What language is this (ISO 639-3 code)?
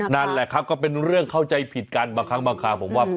tha